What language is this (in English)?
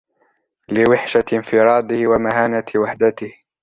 Arabic